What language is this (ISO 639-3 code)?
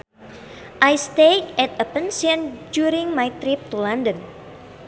sun